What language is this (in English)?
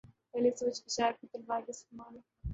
Urdu